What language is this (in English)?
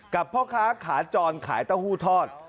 Thai